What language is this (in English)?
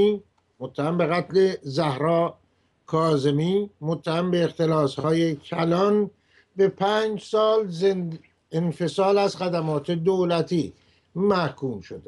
Persian